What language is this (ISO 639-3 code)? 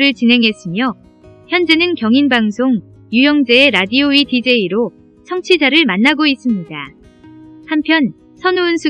kor